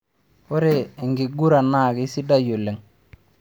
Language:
Masai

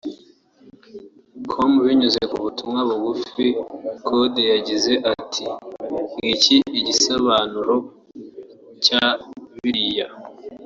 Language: Kinyarwanda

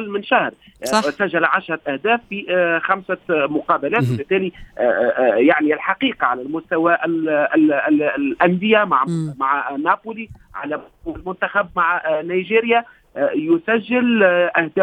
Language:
Arabic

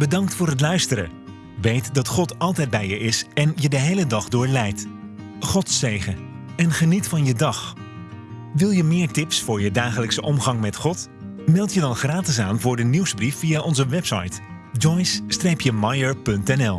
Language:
Dutch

